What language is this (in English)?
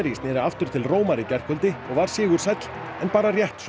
Icelandic